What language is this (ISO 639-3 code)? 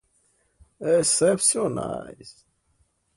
por